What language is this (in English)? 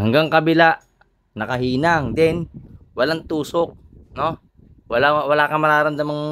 Filipino